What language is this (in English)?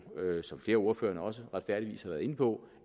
Danish